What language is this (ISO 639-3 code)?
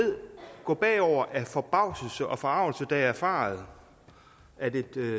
dan